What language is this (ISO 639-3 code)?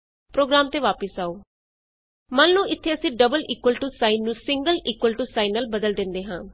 pan